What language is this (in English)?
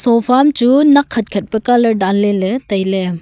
Wancho Naga